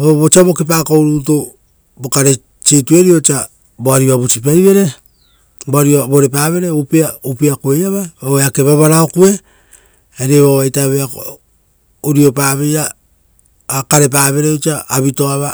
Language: Rotokas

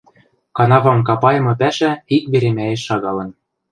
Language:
Western Mari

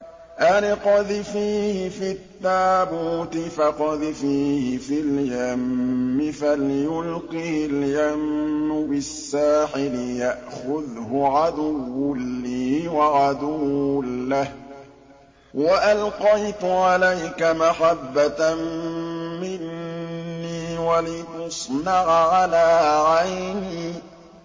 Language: Arabic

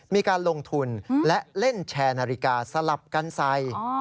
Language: Thai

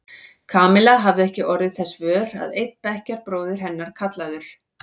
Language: Icelandic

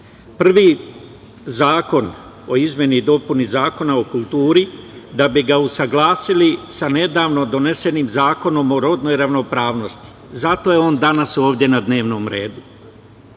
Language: Serbian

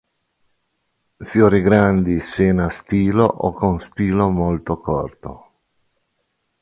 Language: Italian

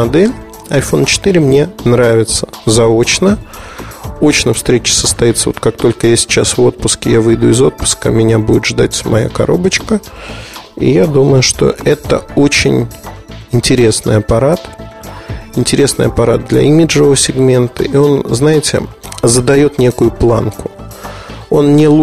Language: Russian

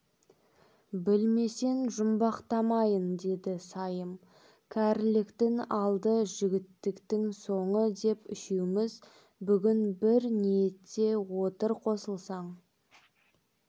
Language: Kazakh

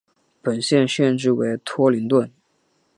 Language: Chinese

